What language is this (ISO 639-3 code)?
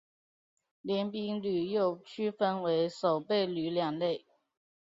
zho